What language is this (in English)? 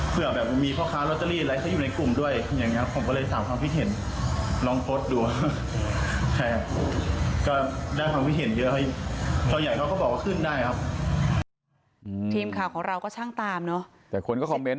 Thai